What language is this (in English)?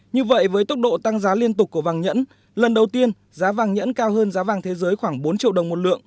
Vietnamese